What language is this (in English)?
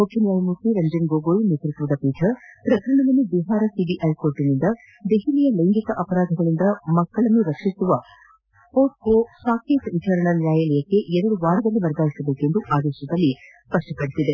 Kannada